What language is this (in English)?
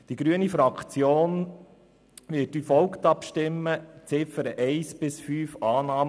Swiss German